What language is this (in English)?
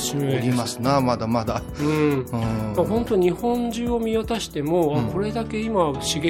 Japanese